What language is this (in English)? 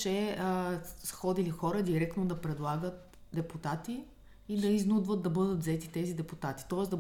Bulgarian